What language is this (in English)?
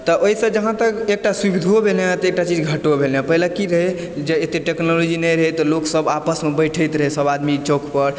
Maithili